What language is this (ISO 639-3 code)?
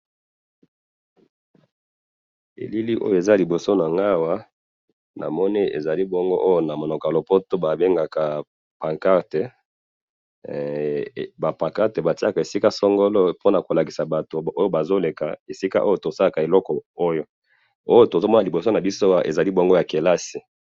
lin